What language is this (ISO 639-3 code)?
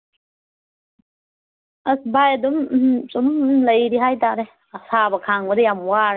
mni